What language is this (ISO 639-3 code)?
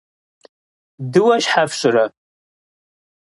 kbd